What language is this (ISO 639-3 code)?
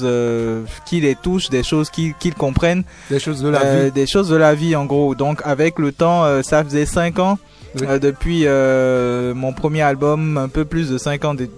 fra